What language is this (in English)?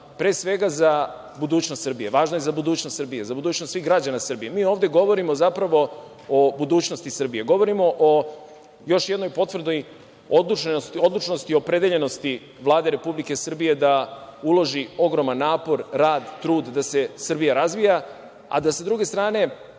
Serbian